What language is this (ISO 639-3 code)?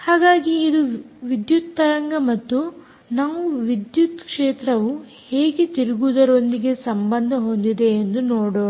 kan